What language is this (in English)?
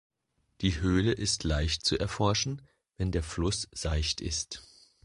German